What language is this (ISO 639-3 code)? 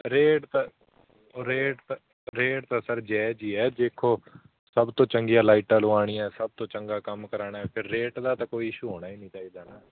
pan